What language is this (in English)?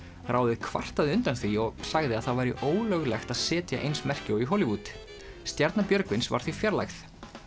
Icelandic